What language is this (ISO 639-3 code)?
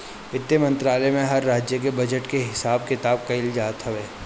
bho